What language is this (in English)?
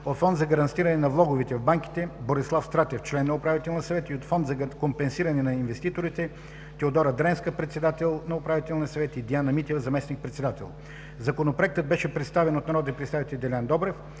Bulgarian